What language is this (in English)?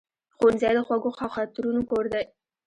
Pashto